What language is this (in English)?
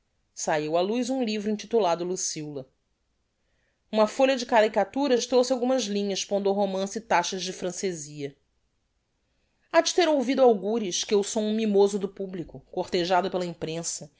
Portuguese